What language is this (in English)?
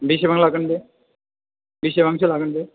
Bodo